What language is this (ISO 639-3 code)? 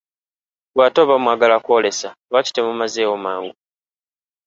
lug